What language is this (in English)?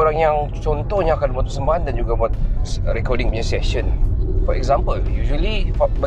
Malay